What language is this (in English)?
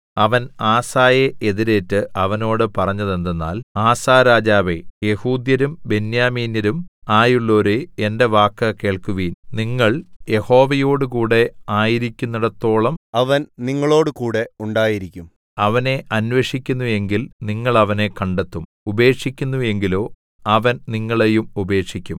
Malayalam